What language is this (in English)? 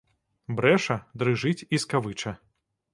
Belarusian